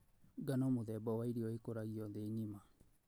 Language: Kikuyu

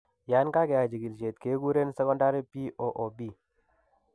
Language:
Kalenjin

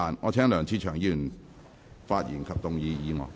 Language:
Cantonese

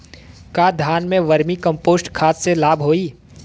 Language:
Bhojpuri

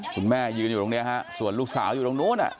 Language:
Thai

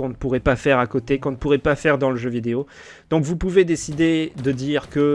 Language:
French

